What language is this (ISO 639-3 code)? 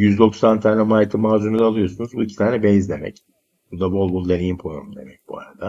tur